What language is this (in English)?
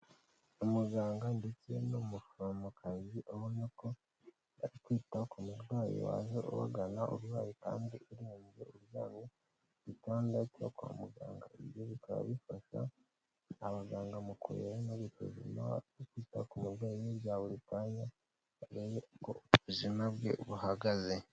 Kinyarwanda